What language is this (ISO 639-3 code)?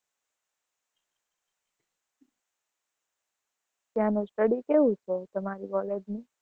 guj